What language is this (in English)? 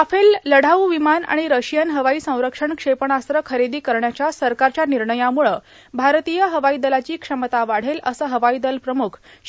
Marathi